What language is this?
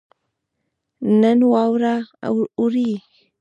Pashto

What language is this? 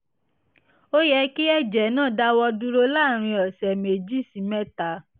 Yoruba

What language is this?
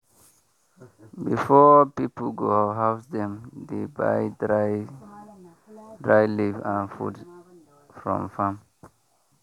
Nigerian Pidgin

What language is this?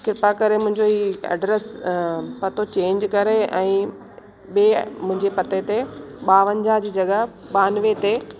Sindhi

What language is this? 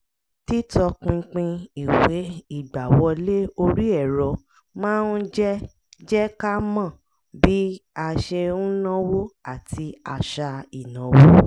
Yoruba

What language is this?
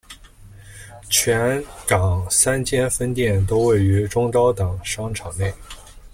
Chinese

